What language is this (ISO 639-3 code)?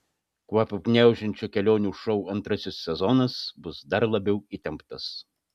lit